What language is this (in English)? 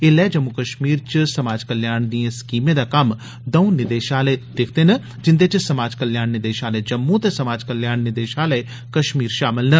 Dogri